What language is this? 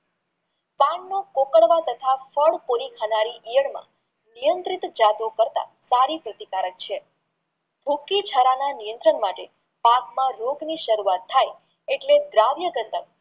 Gujarati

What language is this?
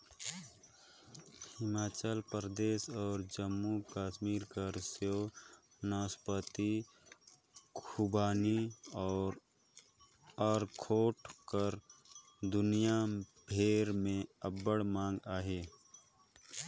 Chhattisgarhi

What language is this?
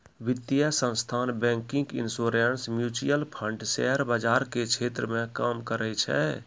Maithili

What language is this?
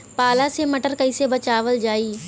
Bhojpuri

